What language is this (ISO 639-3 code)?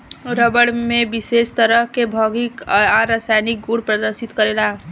bho